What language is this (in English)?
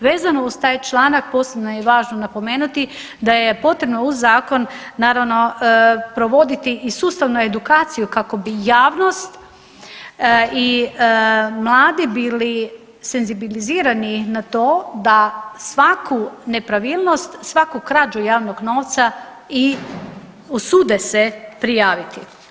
Croatian